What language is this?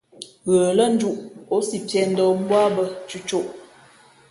Fe'fe'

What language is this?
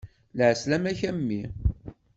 Kabyle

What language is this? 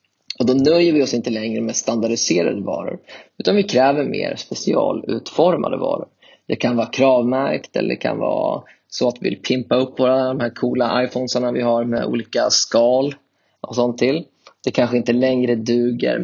Swedish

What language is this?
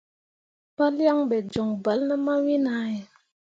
Mundang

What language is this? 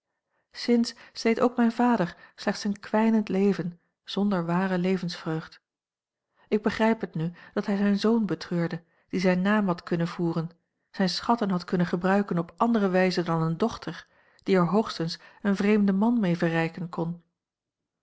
Dutch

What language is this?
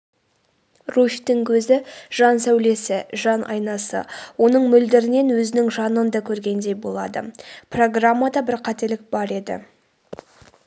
Kazakh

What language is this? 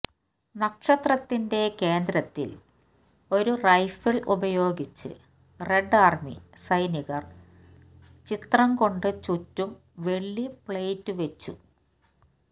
Malayalam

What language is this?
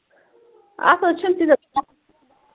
Kashmiri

